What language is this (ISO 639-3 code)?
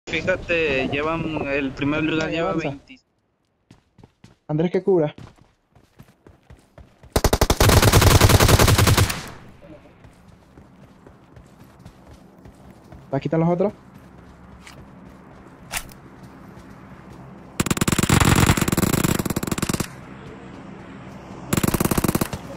spa